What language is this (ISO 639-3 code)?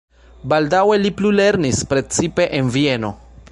epo